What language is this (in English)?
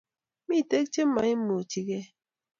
Kalenjin